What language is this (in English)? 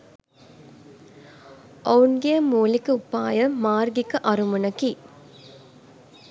Sinhala